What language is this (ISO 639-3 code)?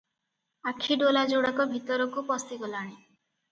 ori